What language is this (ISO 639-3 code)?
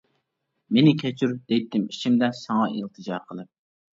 uig